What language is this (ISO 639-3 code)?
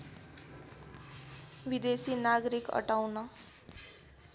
nep